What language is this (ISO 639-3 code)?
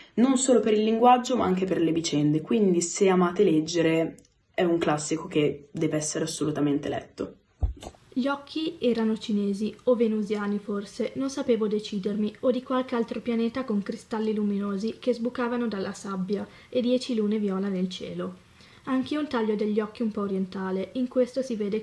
ita